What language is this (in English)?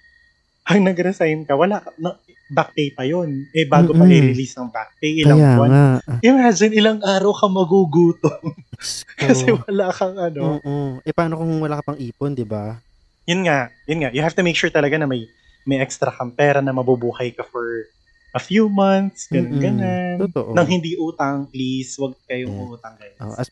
Filipino